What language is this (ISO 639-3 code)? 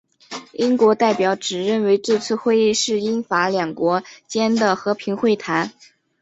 zho